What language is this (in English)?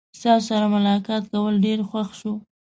Pashto